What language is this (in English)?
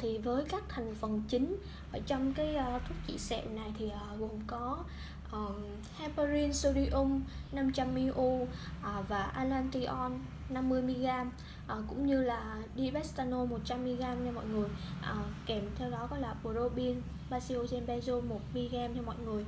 Vietnamese